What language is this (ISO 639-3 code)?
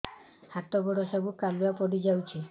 ori